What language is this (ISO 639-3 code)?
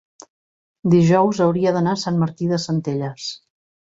cat